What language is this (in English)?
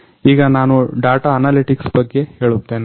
Kannada